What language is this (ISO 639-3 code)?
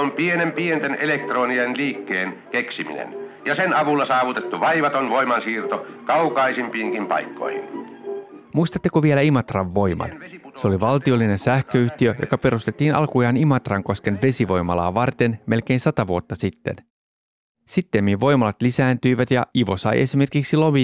fin